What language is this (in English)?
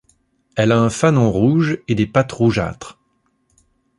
French